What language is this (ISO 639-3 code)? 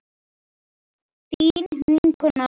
isl